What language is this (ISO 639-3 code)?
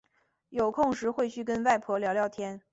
zho